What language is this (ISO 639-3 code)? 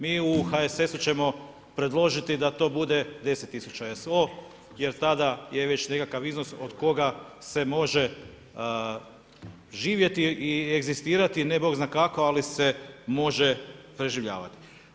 hrv